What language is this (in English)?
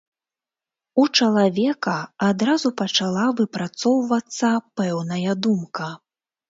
Belarusian